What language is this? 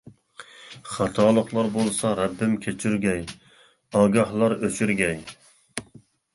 Uyghur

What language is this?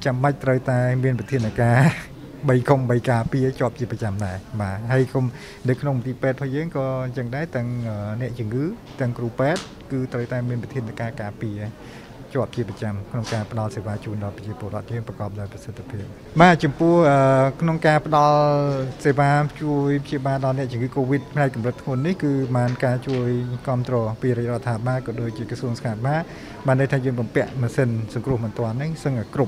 Thai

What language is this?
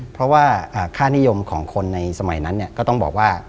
Thai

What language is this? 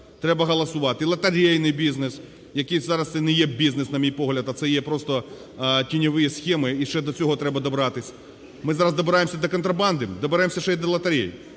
Ukrainian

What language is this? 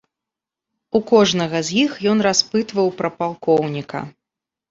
Belarusian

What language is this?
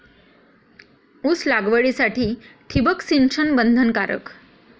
Marathi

